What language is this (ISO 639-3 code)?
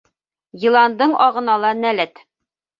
bak